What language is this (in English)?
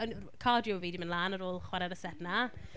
Welsh